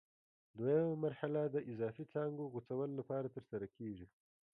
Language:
Pashto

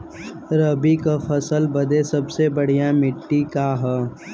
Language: Bhojpuri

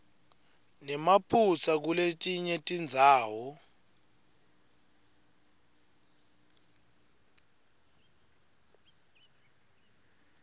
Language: Swati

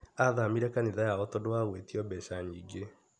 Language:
Kikuyu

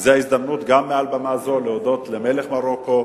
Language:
Hebrew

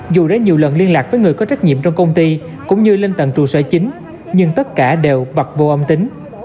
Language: Vietnamese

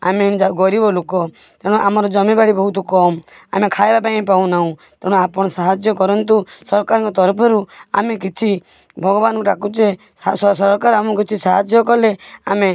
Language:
Odia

